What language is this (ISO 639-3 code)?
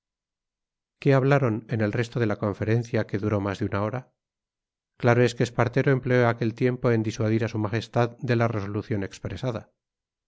spa